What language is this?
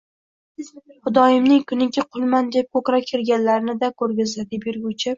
Uzbek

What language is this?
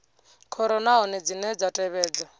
Venda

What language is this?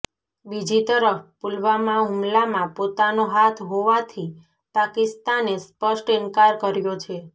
Gujarati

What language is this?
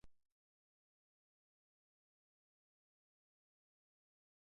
Basque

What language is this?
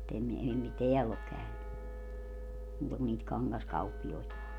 Finnish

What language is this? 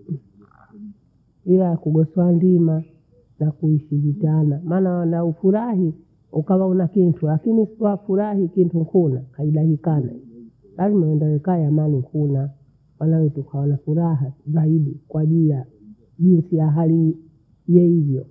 Bondei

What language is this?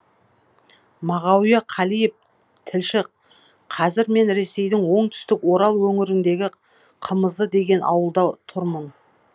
Kazakh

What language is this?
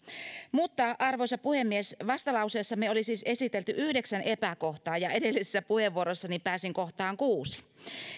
Finnish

